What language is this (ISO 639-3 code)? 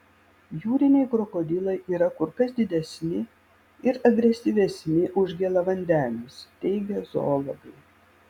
lit